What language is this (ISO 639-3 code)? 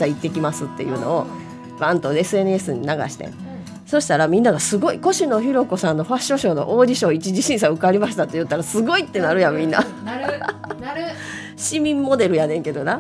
jpn